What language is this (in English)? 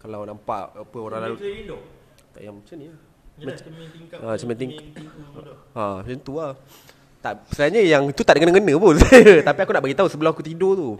Malay